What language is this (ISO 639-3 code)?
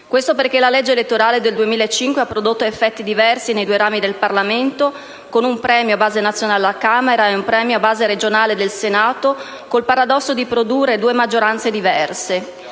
ita